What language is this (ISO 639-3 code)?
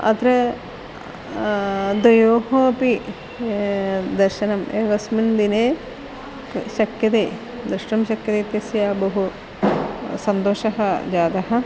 san